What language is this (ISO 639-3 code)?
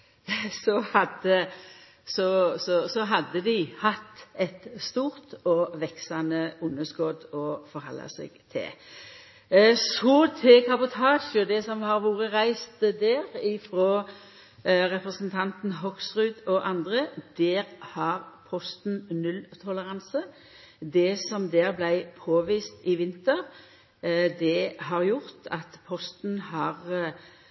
nno